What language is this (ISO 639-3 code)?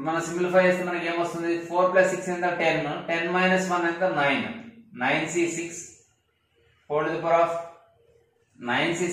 hin